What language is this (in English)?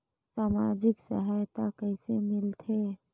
Chhattisgarhi